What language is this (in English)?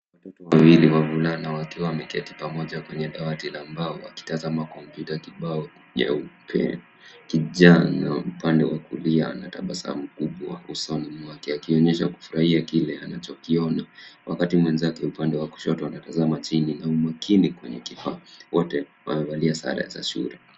Swahili